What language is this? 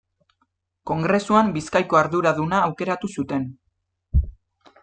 Basque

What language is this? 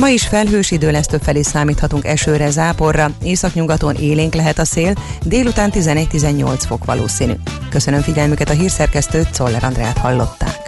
Hungarian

